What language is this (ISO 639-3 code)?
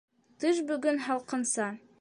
bak